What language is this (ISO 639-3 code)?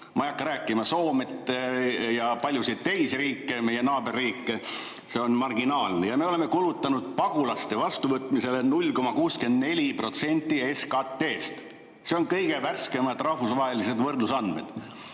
est